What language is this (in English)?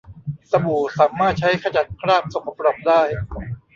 Thai